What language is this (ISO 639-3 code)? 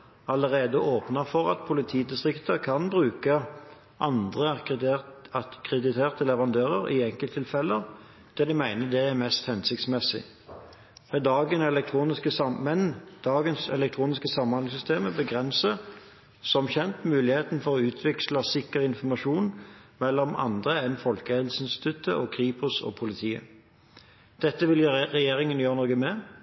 nob